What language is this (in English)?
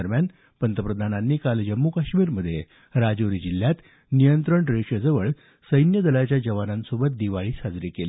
Marathi